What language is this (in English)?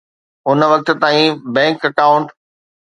Sindhi